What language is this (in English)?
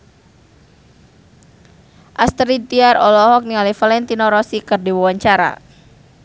Sundanese